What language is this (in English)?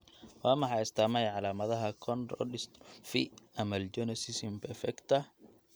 Somali